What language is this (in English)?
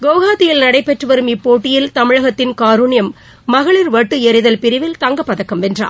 Tamil